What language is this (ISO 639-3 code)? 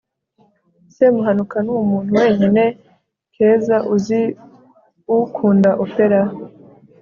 kin